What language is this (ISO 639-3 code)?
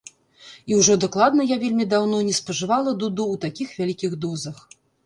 bel